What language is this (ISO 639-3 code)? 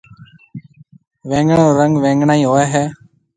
mve